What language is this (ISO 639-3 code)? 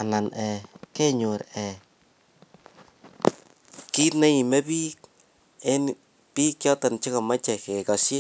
kln